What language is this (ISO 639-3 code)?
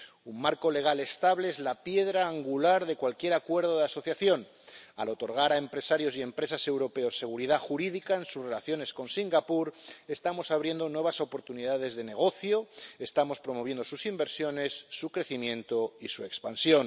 spa